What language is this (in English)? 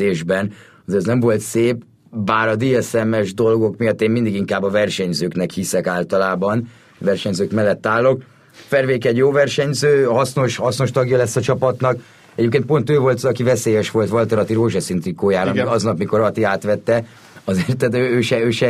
Hungarian